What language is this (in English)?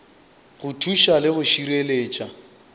Northern Sotho